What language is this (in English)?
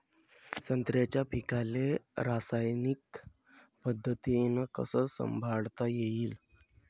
Marathi